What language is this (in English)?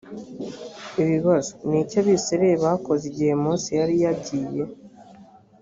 Kinyarwanda